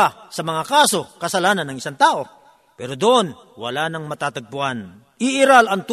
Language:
Filipino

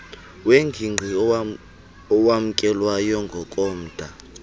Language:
Xhosa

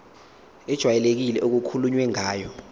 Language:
Zulu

